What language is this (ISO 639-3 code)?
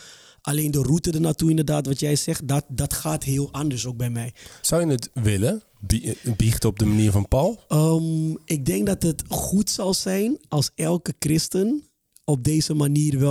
nld